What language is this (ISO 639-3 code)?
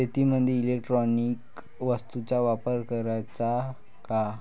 mar